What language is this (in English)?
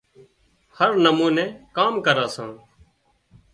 Wadiyara Koli